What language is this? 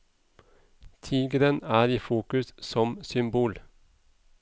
Norwegian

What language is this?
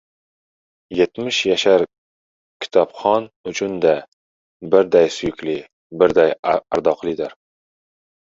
Uzbek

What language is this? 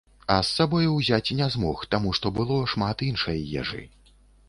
Belarusian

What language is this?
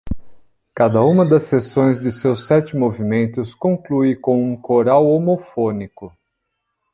Portuguese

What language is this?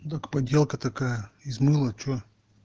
Russian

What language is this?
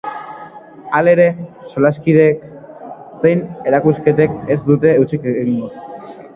Basque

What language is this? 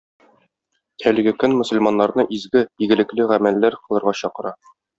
Tatar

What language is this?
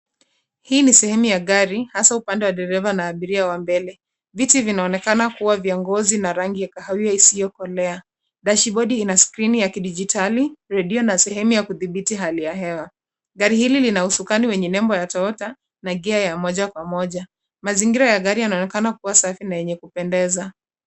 Swahili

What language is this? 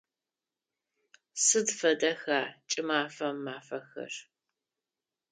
Adyghe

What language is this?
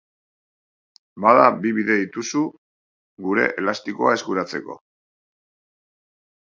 Basque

